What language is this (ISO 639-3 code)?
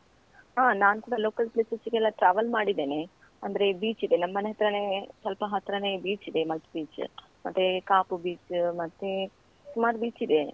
kan